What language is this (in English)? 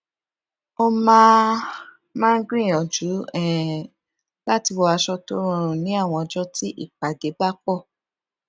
Yoruba